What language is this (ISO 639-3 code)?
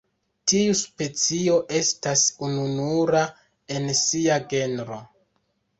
epo